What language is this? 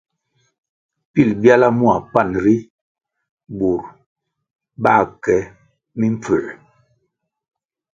Kwasio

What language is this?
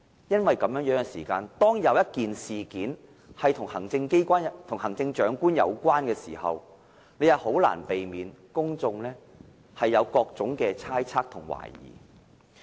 Cantonese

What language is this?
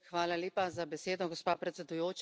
Slovenian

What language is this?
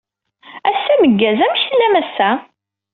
Kabyle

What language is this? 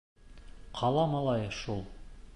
Bashkir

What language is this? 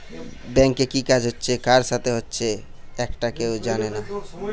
Bangla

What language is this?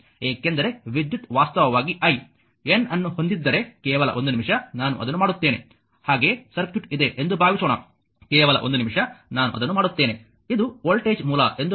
Kannada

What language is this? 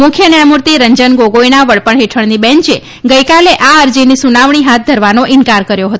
Gujarati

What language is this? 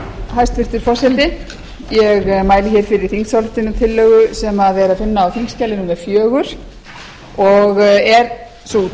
Icelandic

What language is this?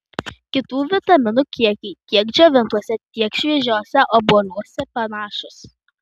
Lithuanian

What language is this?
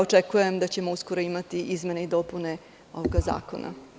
Serbian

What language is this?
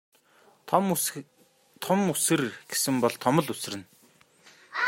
Mongolian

